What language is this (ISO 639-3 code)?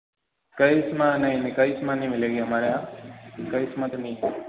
hin